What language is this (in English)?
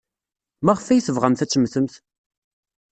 Kabyle